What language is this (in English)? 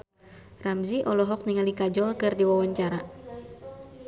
Sundanese